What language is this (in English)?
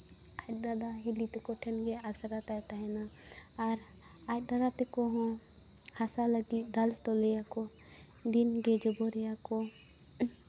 Santali